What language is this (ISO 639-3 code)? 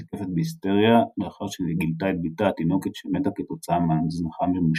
heb